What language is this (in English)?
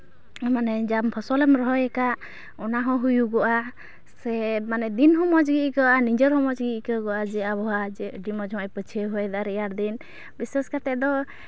Santali